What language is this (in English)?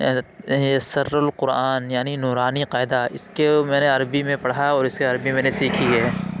Urdu